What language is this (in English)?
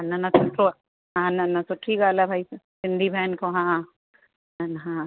Sindhi